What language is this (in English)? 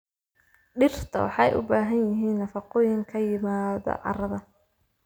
Somali